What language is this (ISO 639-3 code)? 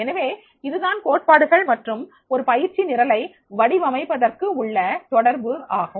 tam